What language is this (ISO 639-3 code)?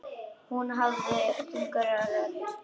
isl